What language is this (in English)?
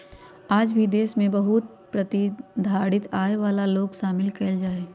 Magahi